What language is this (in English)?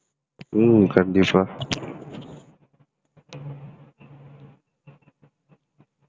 Tamil